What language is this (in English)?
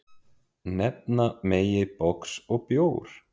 Icelandic